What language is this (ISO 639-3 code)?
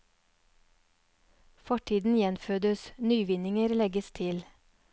nor